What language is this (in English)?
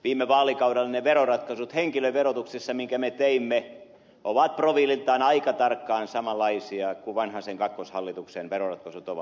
Finnish